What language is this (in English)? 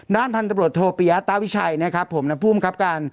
Thai